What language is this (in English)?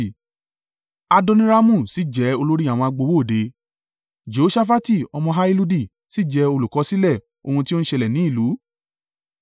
Yoruba